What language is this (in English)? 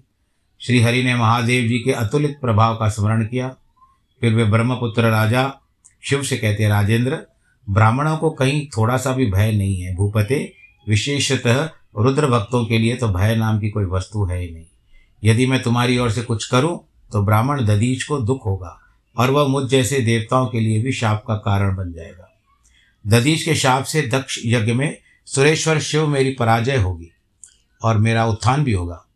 Hindi